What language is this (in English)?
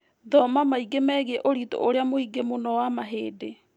Kikuyu